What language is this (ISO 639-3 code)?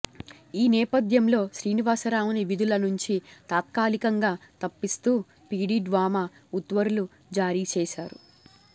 tel